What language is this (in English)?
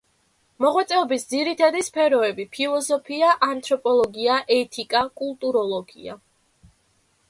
Georgian